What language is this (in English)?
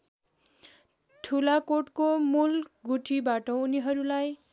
Nepali